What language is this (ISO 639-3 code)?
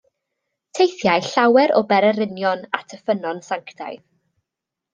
cym